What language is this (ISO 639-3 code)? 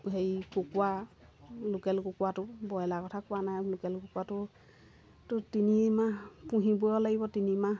asm